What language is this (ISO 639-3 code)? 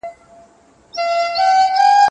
pus